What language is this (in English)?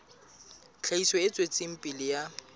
Southern Sotho